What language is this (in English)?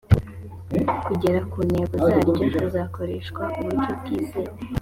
Kinyarwanda